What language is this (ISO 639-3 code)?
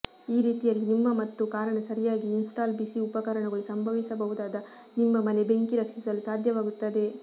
kan